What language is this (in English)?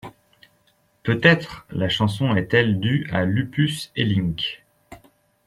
French